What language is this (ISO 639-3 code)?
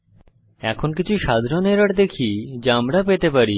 ben